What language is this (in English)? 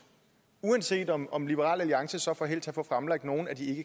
Danish